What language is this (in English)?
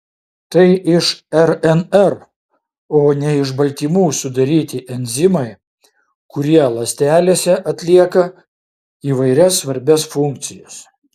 Lithuanian